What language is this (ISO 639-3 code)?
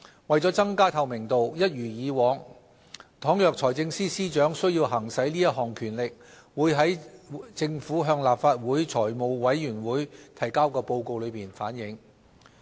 yue